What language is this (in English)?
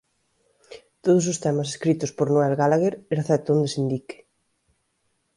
Galician